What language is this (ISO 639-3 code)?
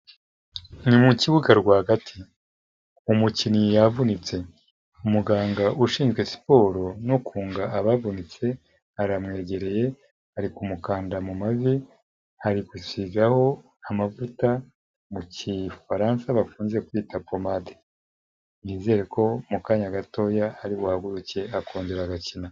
kin